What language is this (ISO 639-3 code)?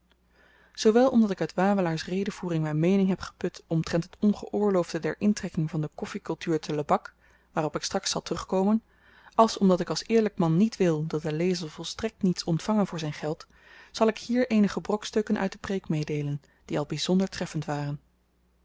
nld